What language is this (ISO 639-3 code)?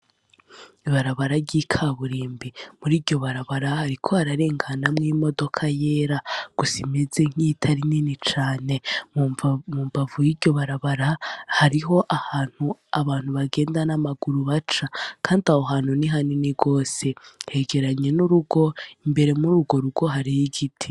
run